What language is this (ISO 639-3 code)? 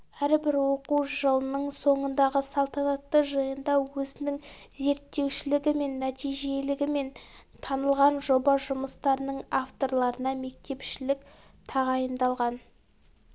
kaz